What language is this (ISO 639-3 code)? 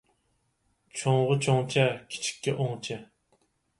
uig